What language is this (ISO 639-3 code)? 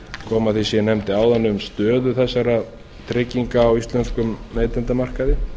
isl